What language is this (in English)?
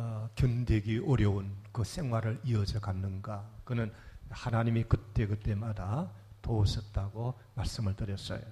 Korean